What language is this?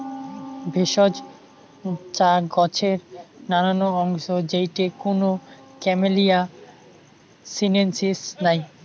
Bangla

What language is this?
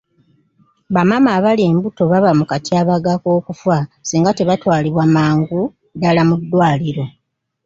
Ganda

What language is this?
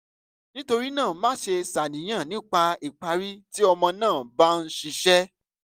Yoruba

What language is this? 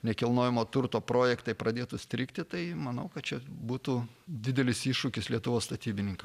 Lithuanian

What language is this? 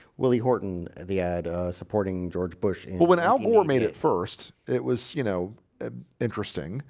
English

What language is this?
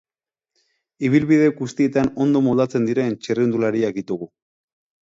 Basque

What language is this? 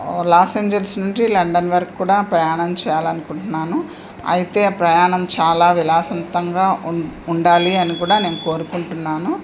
Telugu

